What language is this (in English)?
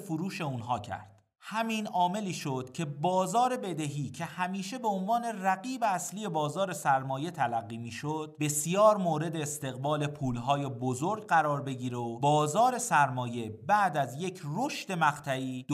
Persian